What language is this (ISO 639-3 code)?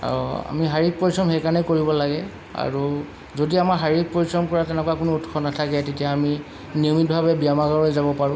asm